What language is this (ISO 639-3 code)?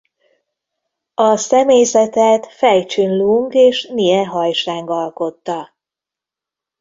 hun